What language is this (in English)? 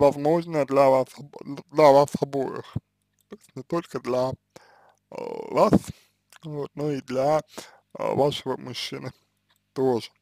Russian